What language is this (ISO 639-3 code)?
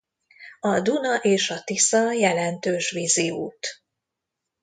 hun